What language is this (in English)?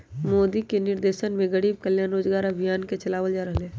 Magahi